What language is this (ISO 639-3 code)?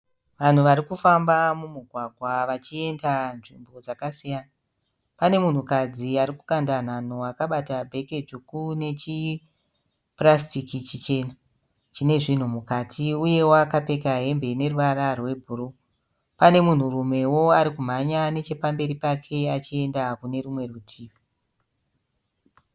sna